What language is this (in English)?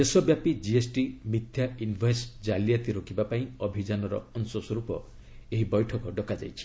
Odia